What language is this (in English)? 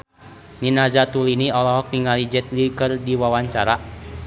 Sundanese